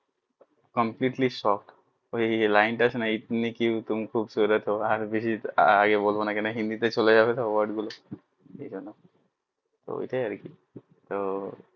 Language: Bangla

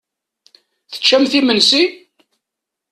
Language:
Kabyle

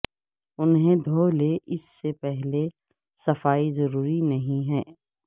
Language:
Urdu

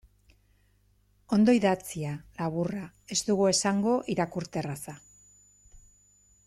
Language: Basque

